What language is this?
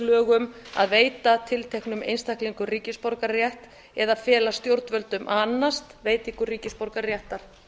Icelandic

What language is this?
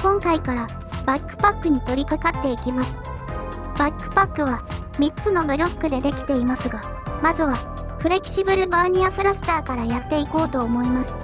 Japanese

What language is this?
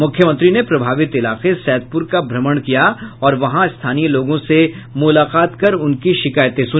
Hindi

